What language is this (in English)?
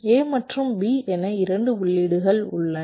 Tamil